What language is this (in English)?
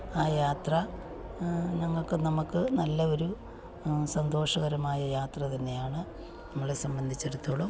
Malayalam